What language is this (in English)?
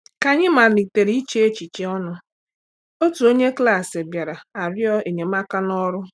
Igbo